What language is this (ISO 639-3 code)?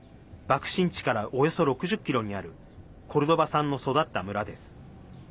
jpn